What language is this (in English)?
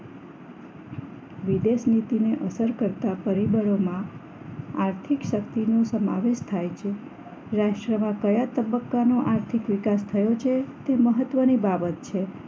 Gujarati